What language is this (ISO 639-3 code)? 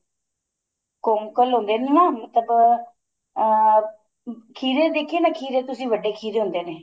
pan